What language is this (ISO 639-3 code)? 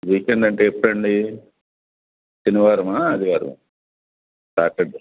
tel